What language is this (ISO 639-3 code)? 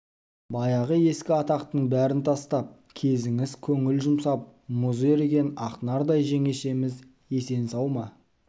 kaz